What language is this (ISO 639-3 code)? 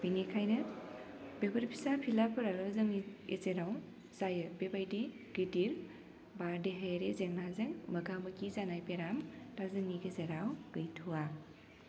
brx